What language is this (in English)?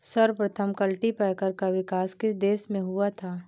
Hindi